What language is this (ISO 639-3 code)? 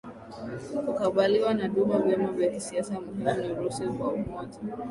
swa